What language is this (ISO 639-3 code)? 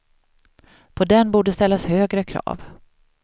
swe